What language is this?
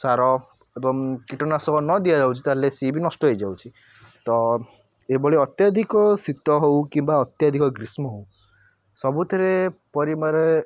Odia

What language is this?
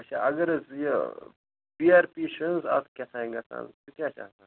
Kashmiri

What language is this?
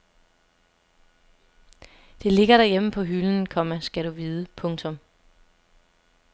Danish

